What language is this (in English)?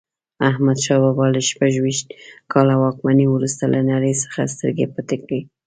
Pashto